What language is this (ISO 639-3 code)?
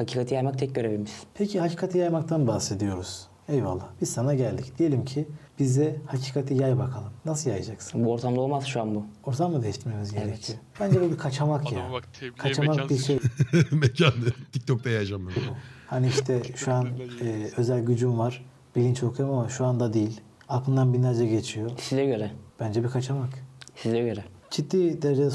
tur